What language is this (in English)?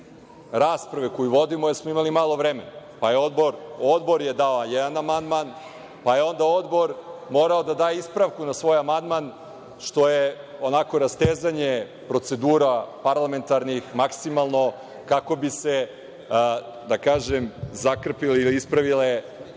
Serbian